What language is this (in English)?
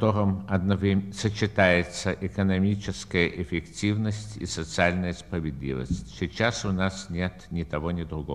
Russian